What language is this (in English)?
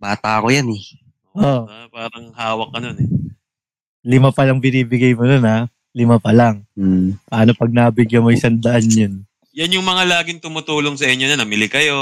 Filipino